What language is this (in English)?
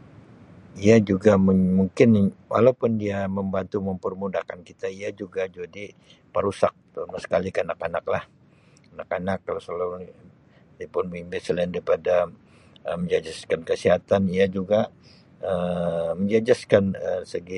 Sabah Malay